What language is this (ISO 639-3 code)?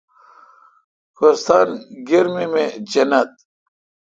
xka